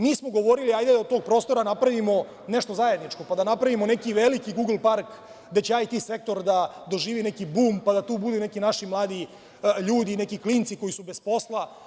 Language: Serbian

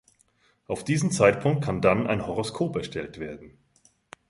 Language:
German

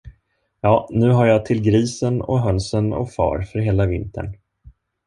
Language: Swedish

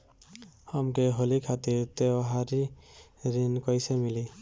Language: Bhojpuri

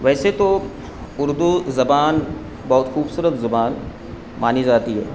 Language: Urdu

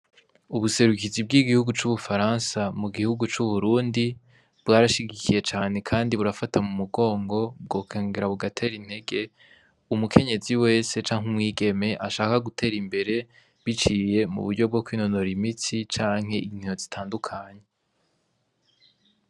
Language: Rundi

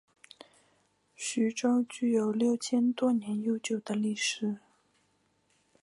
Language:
Chinese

